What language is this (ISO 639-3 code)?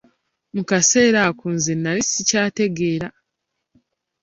lug